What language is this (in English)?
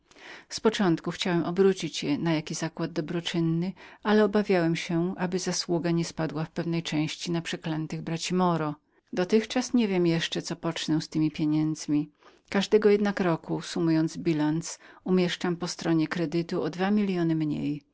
Polish